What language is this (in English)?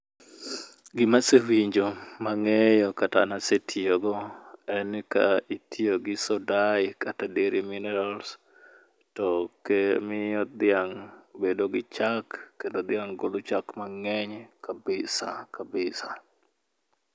Luo (Kenya and Tanzania)